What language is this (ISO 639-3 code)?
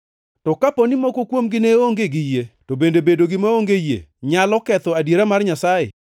luo